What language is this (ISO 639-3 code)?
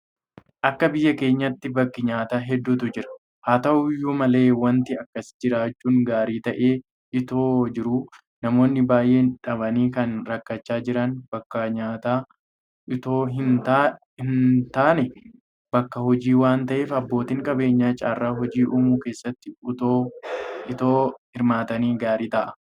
orm